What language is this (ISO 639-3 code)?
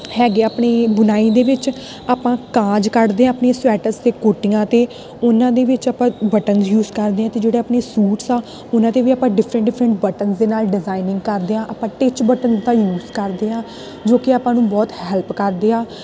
pan